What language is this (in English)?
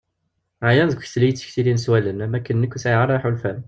Kabyle